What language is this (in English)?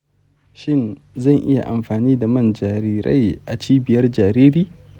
Hausa